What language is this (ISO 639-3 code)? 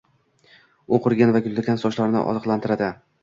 uzb